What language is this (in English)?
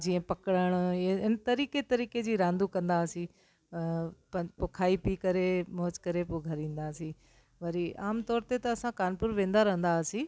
Sindhi